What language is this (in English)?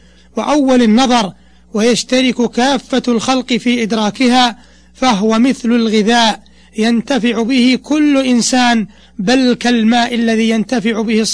Arabic